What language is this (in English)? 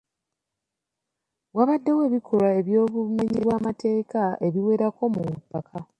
Ganda